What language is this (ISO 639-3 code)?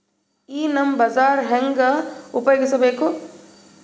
kan